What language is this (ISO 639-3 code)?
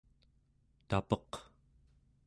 esu